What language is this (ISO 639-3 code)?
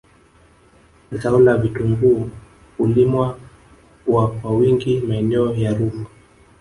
swa